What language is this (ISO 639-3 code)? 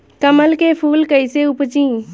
bho